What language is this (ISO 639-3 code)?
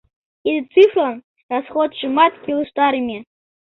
chm